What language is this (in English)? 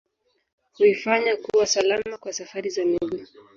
Swahili